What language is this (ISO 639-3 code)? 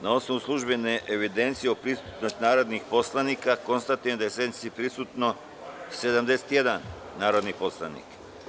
srp